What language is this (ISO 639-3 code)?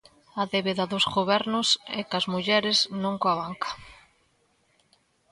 glg